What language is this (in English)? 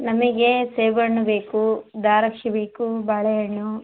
Kannada